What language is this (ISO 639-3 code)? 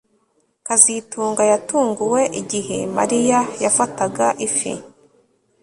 kin